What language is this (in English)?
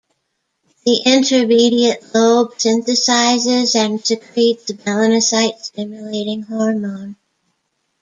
English